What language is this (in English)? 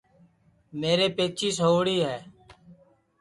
Sansi